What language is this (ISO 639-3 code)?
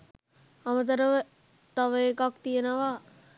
sin